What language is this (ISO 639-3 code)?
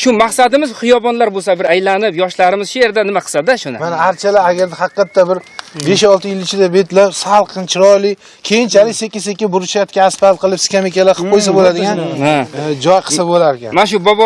tur